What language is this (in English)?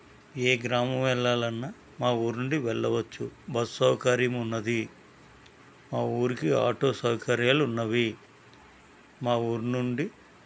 Telugu